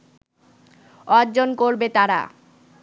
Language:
Bangla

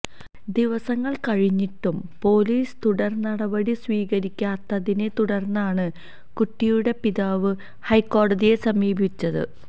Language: Malayalam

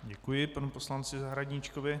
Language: Czech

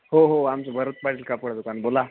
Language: Marathi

